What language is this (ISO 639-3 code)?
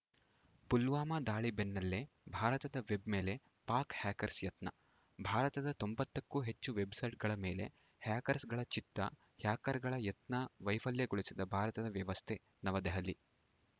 kan